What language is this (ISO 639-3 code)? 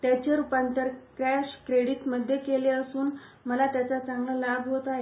mar